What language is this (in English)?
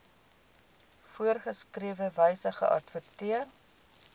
Afrikaans